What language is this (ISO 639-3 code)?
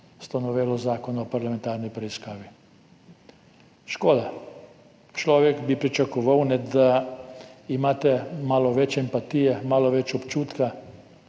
slv